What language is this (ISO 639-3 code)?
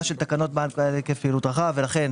heb